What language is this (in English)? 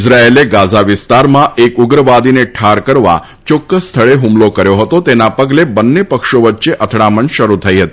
Gujarati